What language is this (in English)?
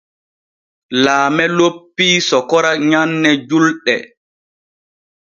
Borgu Fulfulde